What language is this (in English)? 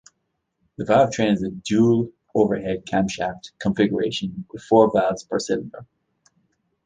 English